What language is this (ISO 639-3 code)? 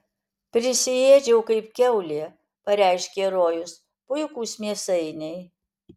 lit